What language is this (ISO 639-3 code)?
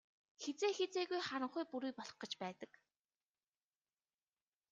mon